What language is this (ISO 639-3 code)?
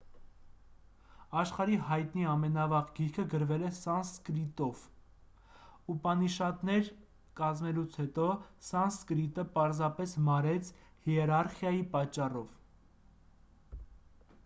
hye